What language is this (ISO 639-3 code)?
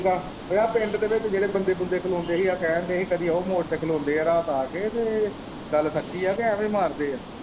pan